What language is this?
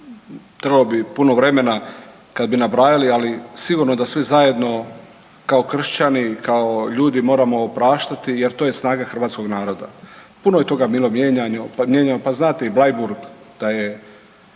Croatian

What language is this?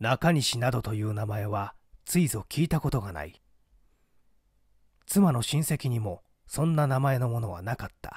Japanese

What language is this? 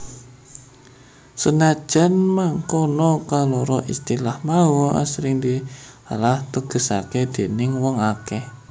Javanese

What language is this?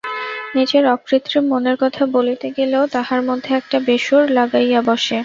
Bangla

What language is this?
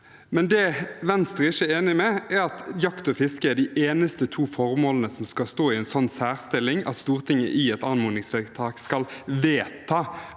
Norwegian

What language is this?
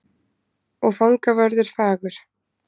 Icelandic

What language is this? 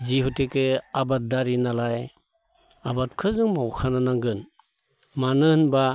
Bodo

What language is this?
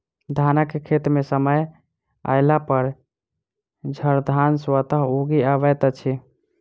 Maithili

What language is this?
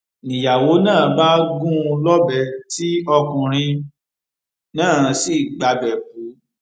Yoruba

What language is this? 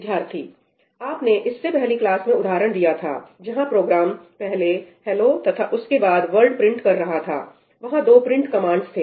Hindi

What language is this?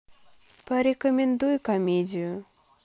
Russian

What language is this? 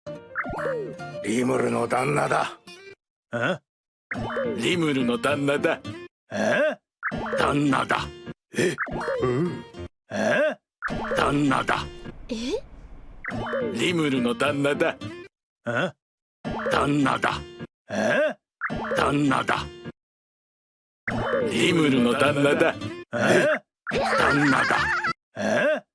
Japanese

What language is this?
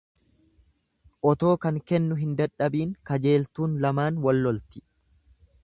Oromo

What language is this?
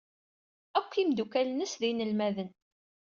Kabyle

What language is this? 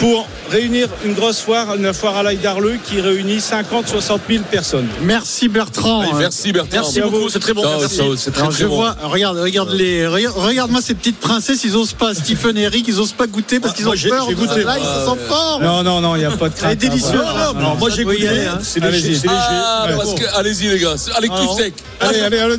French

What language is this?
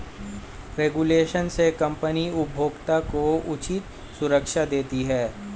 Hindi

